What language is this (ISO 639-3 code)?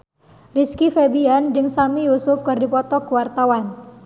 sun